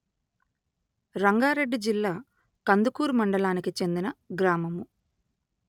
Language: Telugu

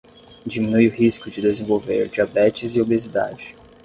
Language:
Portuguese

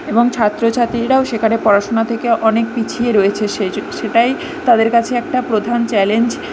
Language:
Bangla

